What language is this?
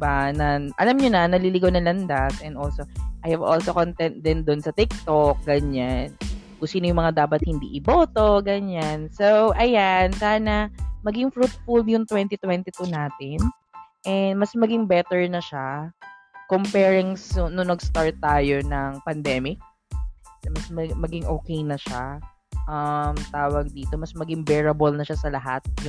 Filipino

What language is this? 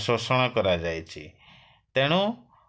Odia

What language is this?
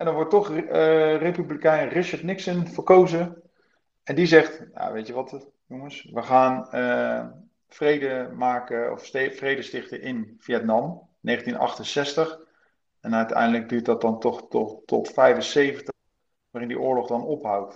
Dutch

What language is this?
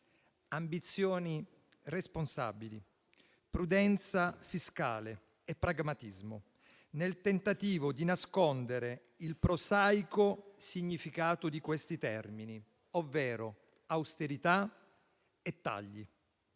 Italian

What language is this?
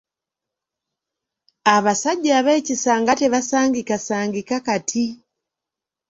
Ganda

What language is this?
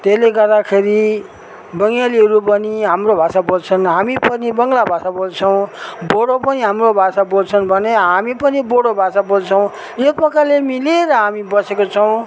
Nepali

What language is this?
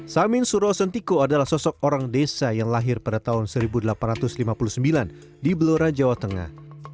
Indonesian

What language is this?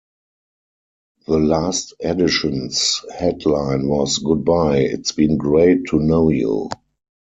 English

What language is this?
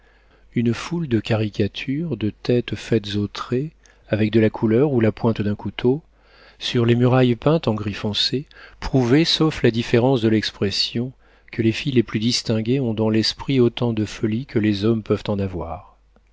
French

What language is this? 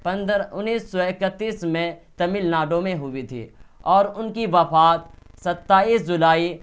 Urdu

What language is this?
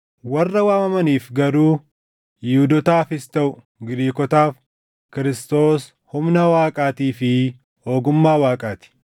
Oromo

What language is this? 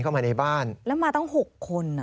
Thai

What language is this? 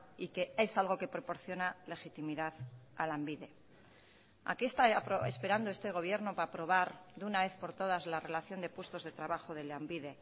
Spanish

